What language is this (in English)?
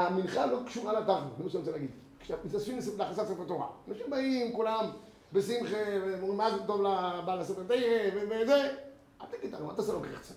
Hebrew